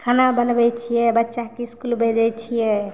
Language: Maithili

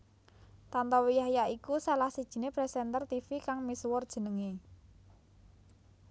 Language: Javanese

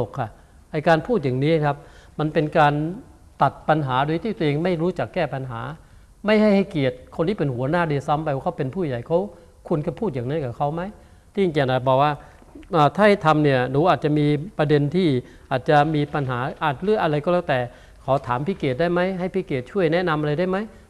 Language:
Thai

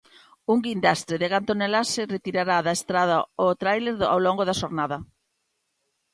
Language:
Galician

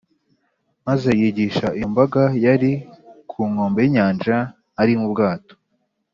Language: Kinyarwanda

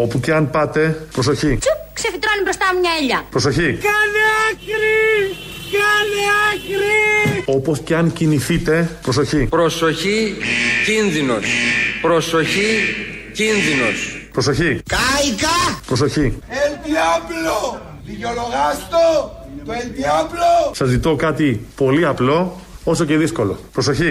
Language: Greek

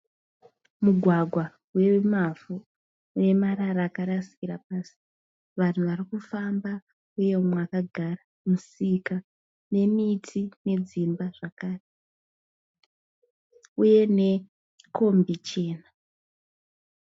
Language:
Shona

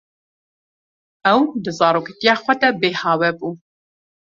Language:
Kurdish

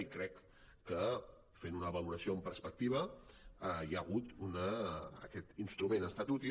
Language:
Catalan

